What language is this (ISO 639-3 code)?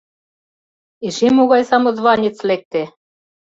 chm